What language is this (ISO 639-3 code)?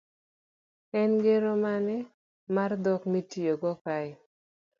luo